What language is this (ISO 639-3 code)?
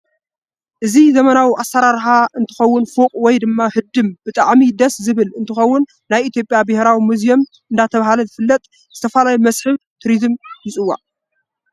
tir